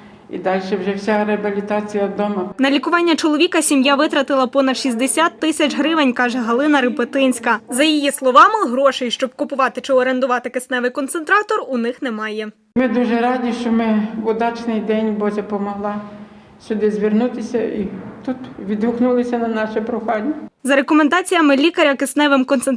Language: Ukrainian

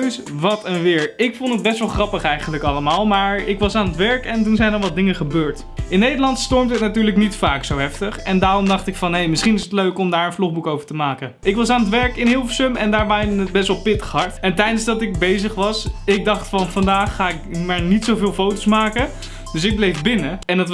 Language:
Dutch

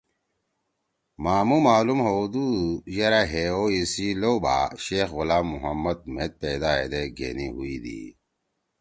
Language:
Torwali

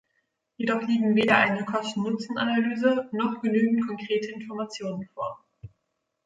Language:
German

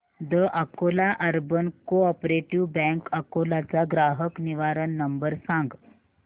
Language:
Marathi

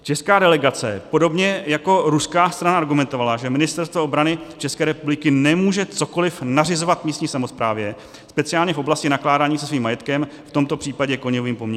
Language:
Czech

